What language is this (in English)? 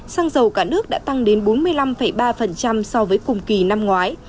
Vietnamese